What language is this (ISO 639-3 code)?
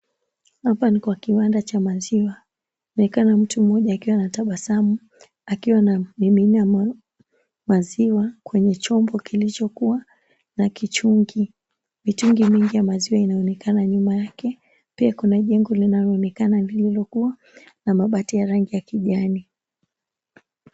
swa